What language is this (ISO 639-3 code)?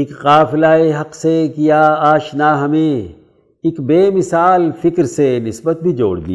urd